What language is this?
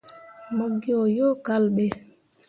Mundang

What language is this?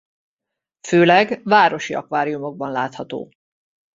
Hungarian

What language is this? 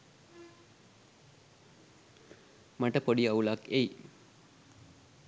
Sinhala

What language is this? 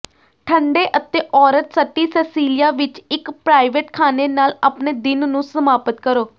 Punjabi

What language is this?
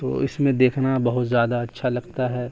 Urdu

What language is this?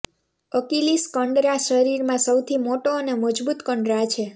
Gujarati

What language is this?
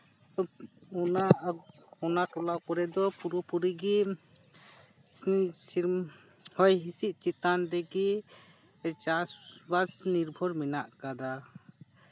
Santali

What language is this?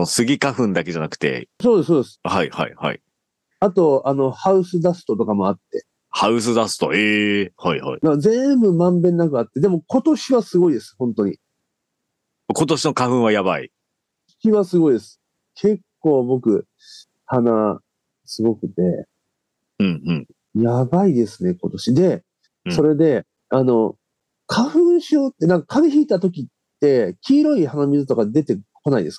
Japanese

